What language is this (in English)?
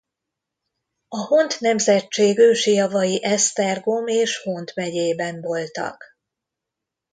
Hungarian